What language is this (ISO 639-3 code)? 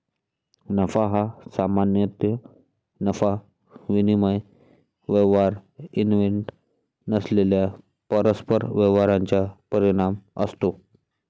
mar